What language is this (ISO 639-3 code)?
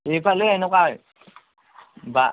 asm